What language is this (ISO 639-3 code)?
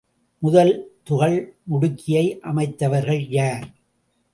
tam